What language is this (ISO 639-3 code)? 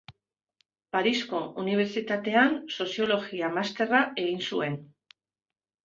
eus